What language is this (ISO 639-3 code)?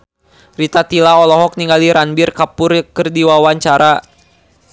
sun